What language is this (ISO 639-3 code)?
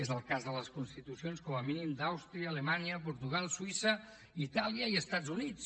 cat